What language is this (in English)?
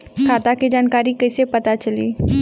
Bhojpuri